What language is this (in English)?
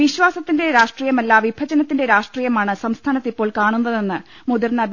Malayalam